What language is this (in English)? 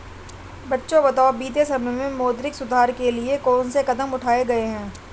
Hindi